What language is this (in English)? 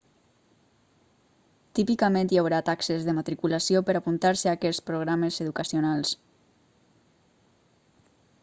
Catalan